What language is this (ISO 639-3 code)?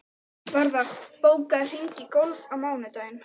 isl